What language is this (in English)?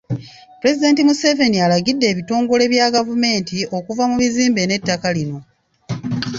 Ganda